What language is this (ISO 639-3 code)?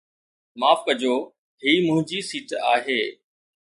snd